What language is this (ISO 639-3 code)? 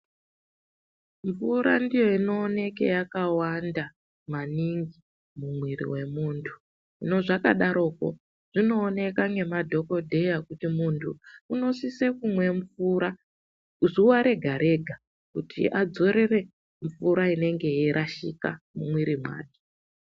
ndc